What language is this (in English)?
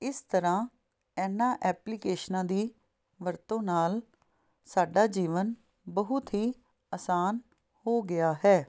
Punjabi